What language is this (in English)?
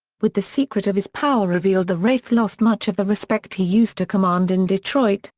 English